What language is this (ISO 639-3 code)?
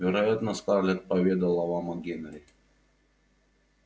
rus